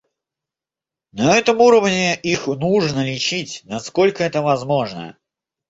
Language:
Russian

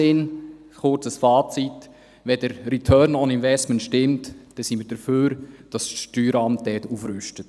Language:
Swiss German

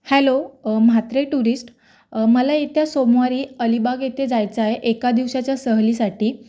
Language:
Marathi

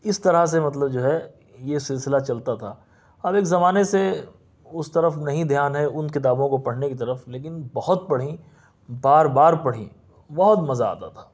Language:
Urdu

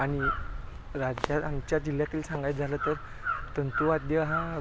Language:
Marathi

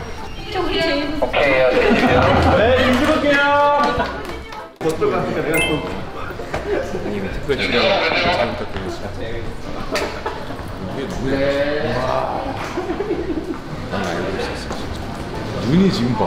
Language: Korean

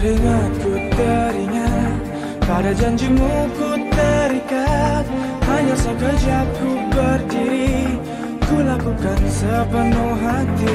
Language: Indonesian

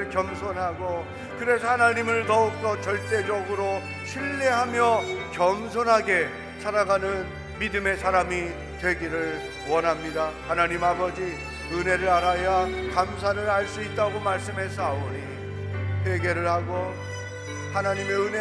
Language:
Korean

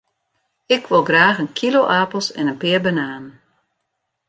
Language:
Western Frisian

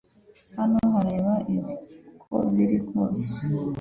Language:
Kinyarwanda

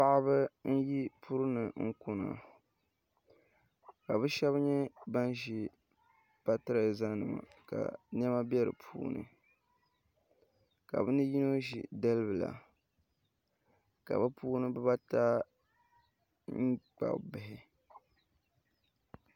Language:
Dagbani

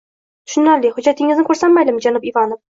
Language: Uzbek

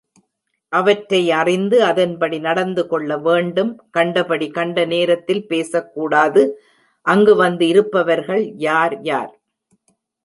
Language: Tamil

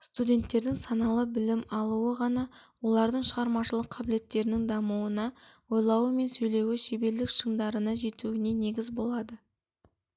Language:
Kazakh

